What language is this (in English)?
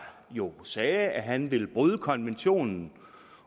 Danish